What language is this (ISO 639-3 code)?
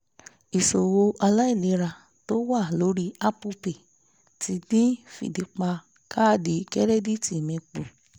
yor